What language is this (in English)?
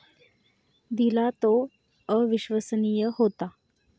Marathi